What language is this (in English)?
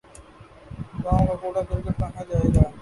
Urdu